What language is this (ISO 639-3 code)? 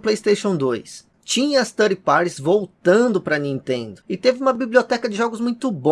por